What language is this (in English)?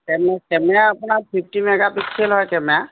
Assamese